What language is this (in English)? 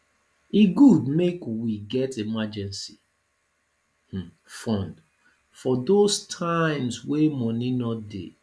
Nigerian Pidgin